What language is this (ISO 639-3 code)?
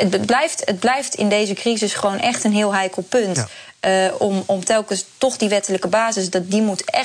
nld